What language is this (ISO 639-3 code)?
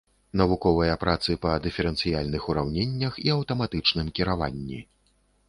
bel